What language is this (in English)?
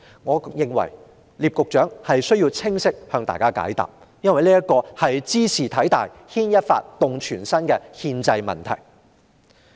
Cantonese